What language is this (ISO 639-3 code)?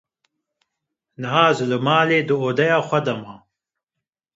kur